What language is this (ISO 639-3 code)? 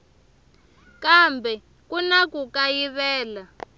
tso